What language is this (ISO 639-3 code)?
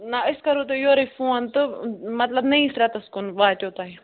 kas